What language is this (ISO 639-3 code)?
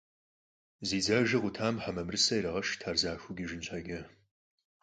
kbd